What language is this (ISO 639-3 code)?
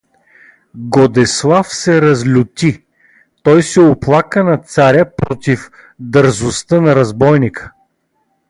bul